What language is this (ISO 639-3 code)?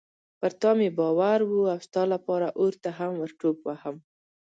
pus